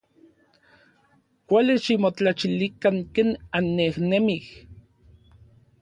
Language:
Orizaba Nahuatl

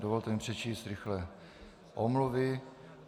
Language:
Czech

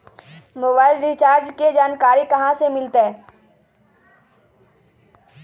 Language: Magahi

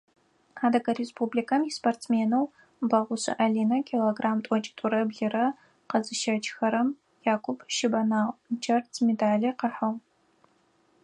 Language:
Adyghe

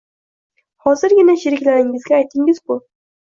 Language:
Uzbek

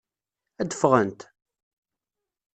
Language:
Kabyle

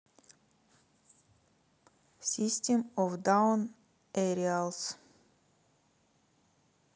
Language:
Russian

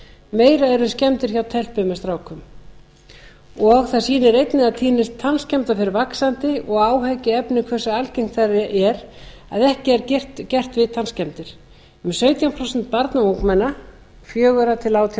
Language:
Icelandic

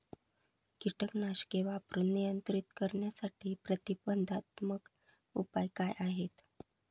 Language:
Marathi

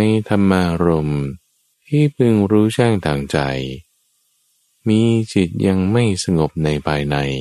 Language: Thai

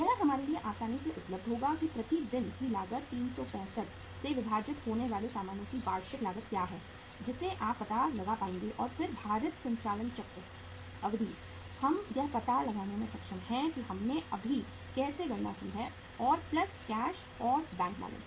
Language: Hindi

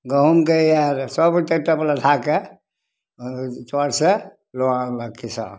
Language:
Maithili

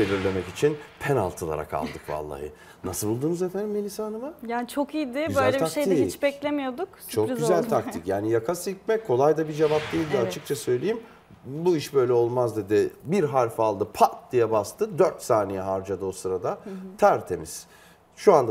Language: Turkish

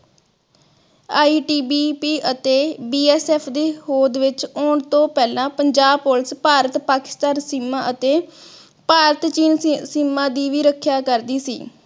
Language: Punjabi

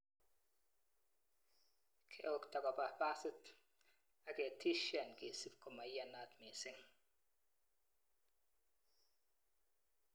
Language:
Kalenjin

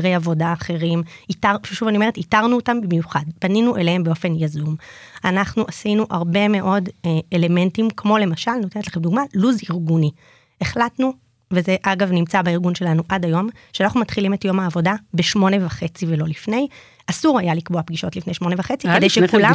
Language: Hebrew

